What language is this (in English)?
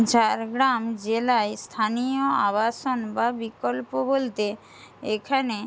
Bangla